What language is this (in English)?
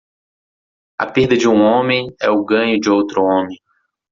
Portuguese